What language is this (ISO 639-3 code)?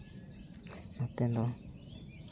sat